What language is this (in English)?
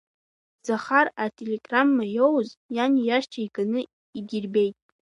Abkhazian